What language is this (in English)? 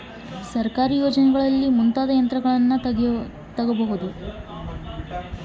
Kannada